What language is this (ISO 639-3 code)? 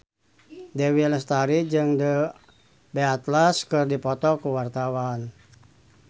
sun